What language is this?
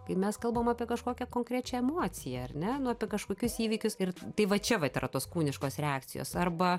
Lithuanian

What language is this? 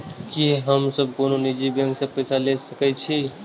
Maithili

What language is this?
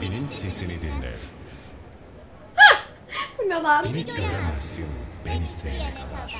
Turkish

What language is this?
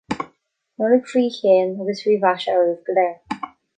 Irish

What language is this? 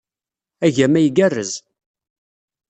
Kabyle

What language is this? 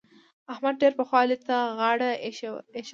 Pashto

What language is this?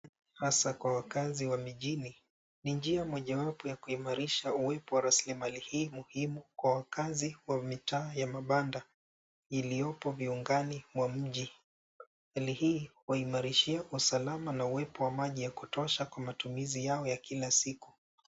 Swahili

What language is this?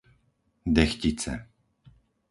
Slovak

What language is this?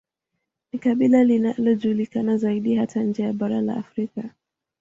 Swahili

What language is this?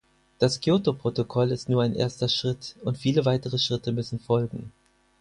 German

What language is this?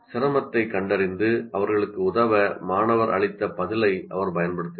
Tamil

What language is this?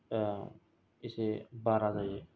Bodo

